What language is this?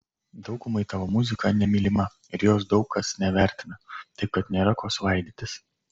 Lithuanian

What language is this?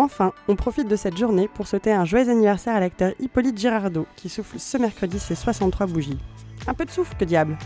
French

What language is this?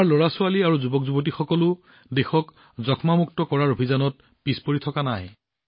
Assamese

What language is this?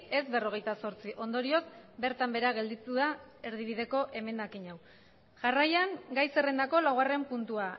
Basque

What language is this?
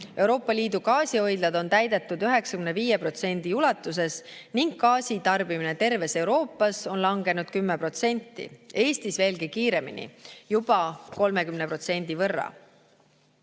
Estonian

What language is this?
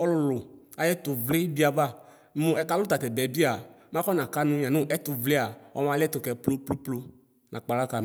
Ikposo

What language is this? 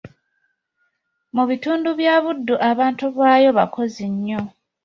Ganda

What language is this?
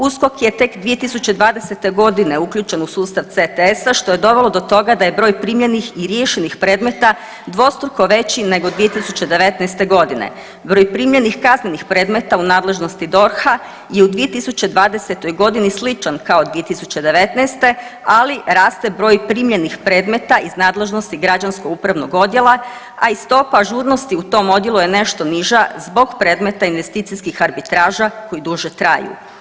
Croatian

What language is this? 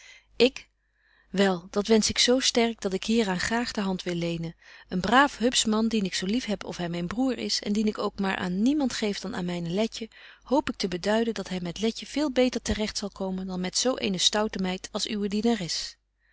Dutch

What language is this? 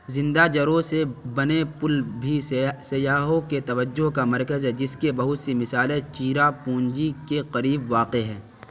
Urdu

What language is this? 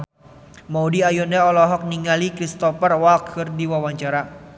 Sundanese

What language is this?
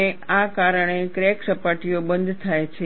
Gujarati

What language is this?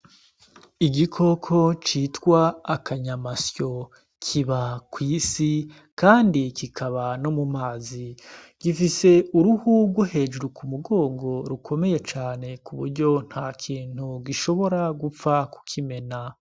Rundi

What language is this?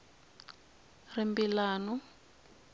Tsonga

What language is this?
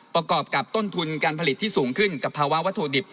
Thai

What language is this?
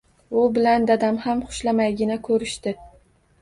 Uzbek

